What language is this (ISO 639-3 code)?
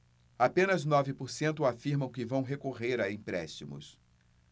por